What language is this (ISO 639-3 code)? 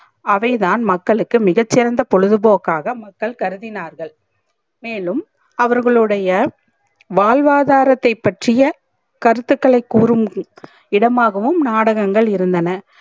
tam